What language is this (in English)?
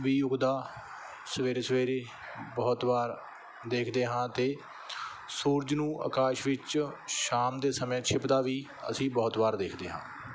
Punjabi